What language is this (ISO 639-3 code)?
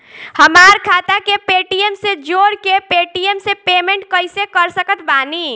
bho